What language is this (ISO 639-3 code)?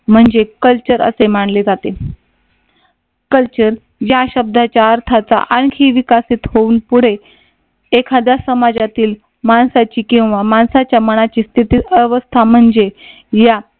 mar